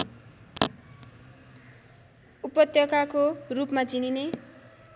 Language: Nepali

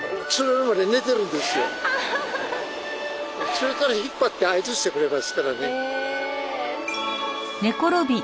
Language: Japanese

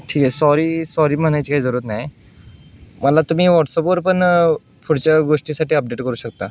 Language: Marathi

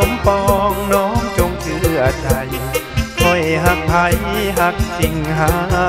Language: Thai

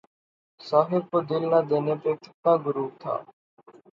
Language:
Urdu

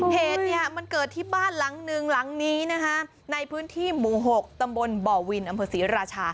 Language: Thai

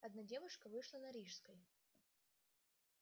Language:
Russian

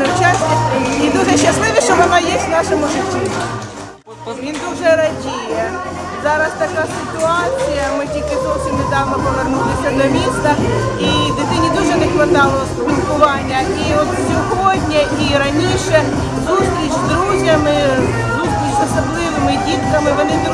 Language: Ukrainian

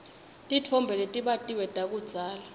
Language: Swati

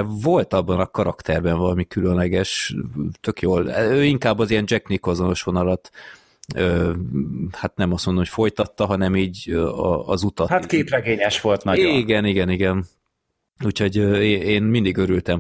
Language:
Hungarian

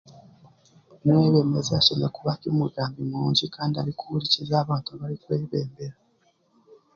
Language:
Chiga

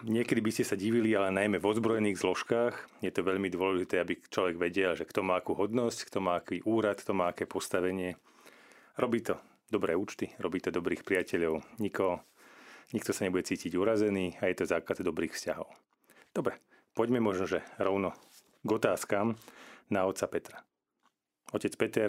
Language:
Slovak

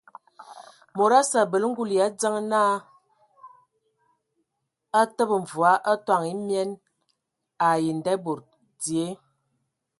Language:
Ewondo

